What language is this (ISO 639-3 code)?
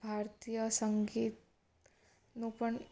guj